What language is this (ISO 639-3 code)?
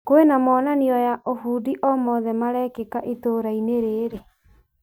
kik